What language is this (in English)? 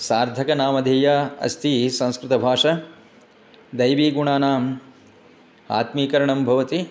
Sanskrit